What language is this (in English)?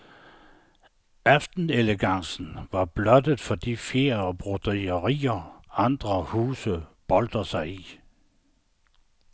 Danish